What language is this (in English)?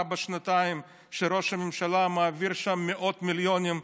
Hebrew